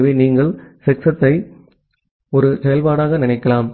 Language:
Tamil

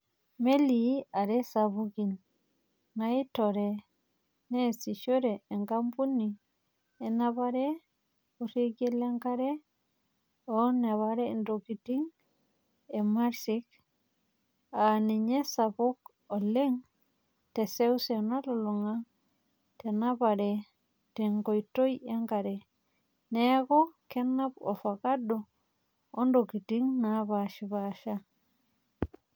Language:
Masai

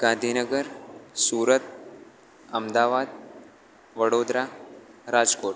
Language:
Gujarati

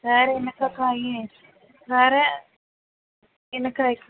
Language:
Tamil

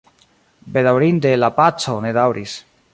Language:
Esperanto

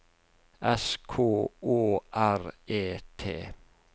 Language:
Norwegian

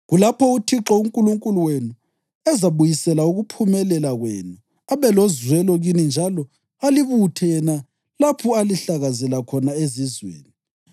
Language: North Ndebele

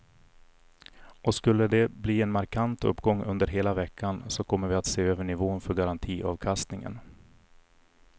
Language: Swedish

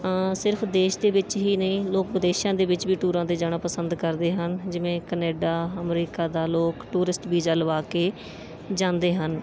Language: Punjabi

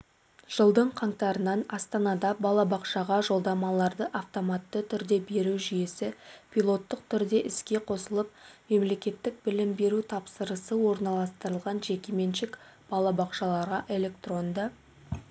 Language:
Kazakh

